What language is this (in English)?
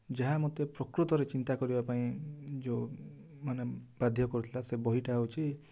Odia